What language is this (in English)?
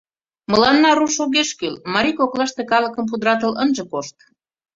Mari